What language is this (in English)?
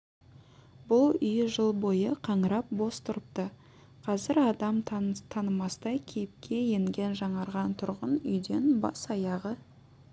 Kazakh